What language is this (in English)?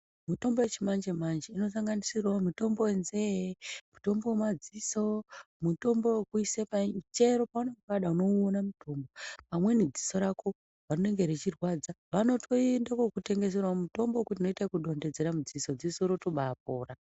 Ndau